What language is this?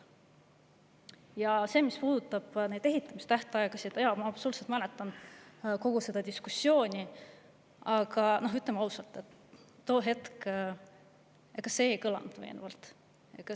Estonian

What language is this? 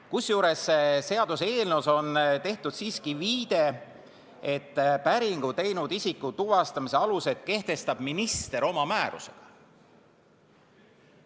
Estonian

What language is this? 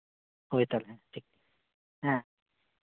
Santali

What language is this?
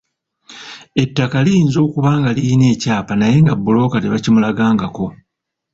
Ganda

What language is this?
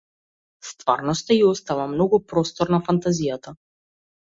Macedonian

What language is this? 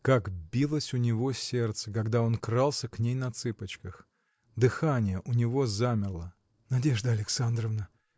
Russian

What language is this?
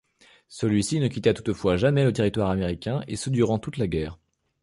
French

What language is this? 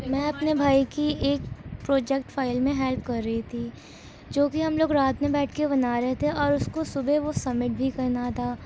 Urdu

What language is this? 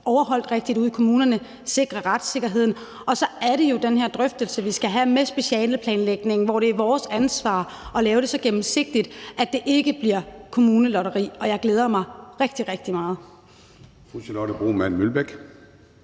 Danish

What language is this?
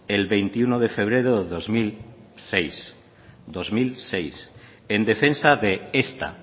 Spanish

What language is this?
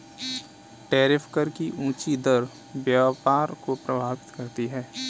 Hindi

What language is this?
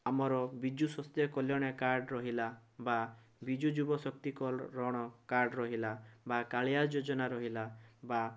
Odia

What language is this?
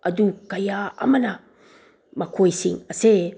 Manipuri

